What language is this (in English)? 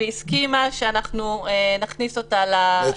Hebrew